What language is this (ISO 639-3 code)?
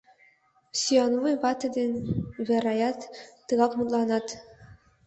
chm